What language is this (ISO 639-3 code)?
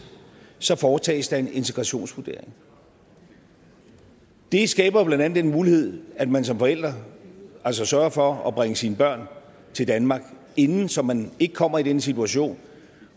dan